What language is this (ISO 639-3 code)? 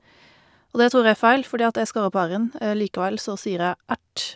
nor